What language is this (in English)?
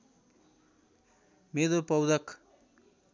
Nepali